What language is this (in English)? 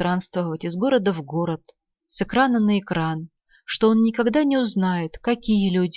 Russian